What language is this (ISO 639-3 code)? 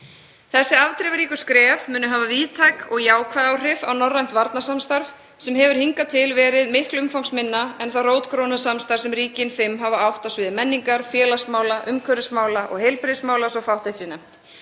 isl